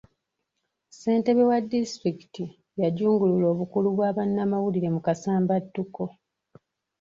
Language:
Ganda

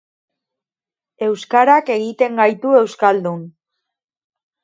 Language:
Basque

